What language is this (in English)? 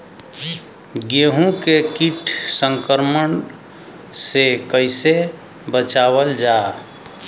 Bhojpuri